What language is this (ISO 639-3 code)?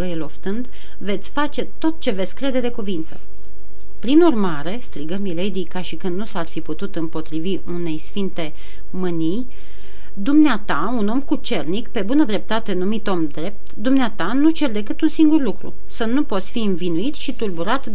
ron